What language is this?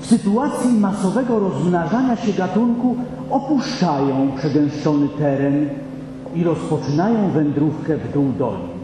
Polish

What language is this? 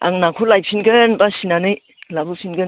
Bodo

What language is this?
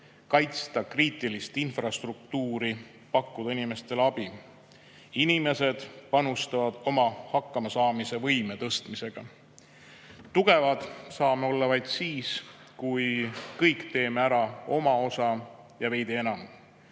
Estonian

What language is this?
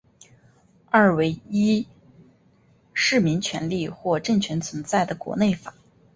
Chinese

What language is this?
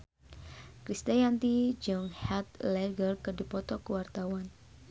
Sundanese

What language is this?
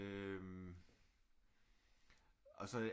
Danish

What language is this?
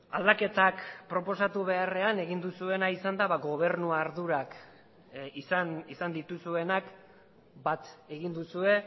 Basque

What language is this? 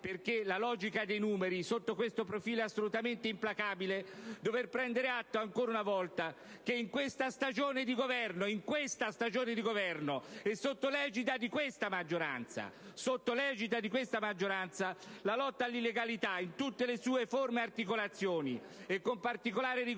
Italian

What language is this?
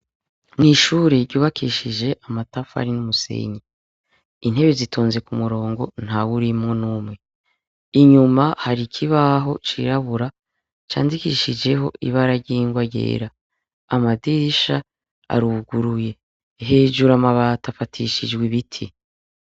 Rundi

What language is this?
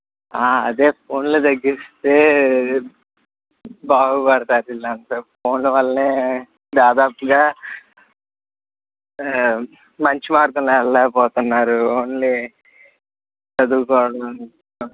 Telugu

